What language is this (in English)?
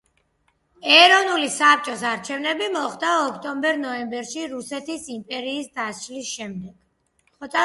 Georgian